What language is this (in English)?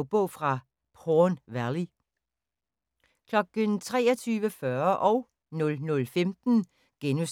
Danish